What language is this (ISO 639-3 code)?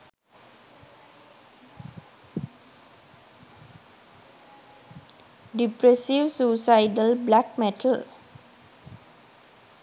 sin